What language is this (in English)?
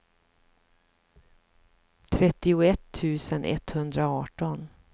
Swedish